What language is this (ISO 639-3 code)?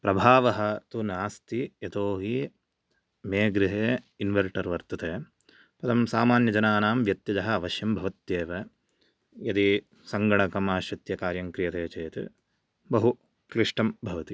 san